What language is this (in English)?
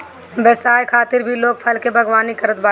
Bhojpuri